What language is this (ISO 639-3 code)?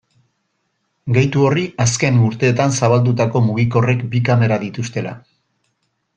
eus